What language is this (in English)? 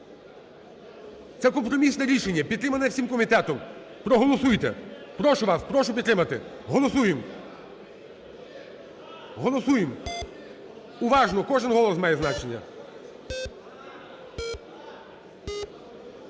Ukrainian